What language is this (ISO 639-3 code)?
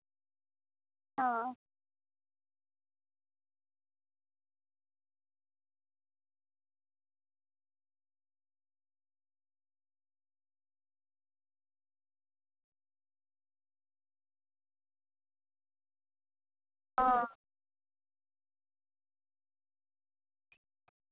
sat